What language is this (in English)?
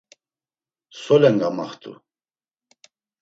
Laz